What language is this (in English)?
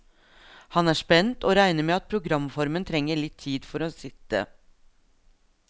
Norwegian